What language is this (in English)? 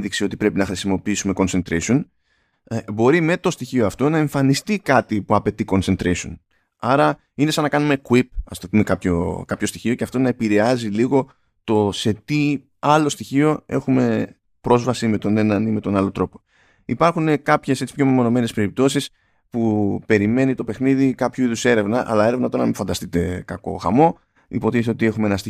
Greek